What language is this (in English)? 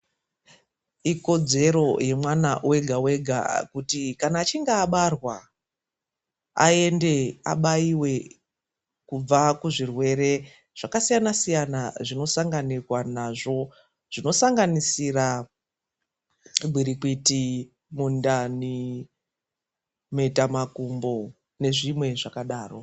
Ndau